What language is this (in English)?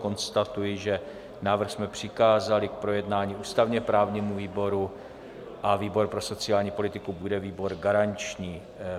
Czech